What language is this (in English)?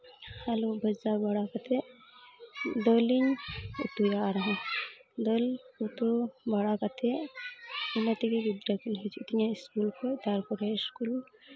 Santali